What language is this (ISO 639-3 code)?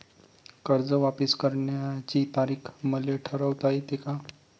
mar